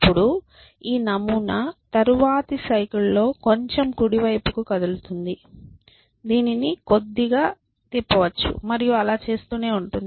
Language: Telugu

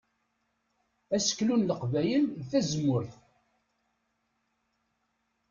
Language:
Kabyle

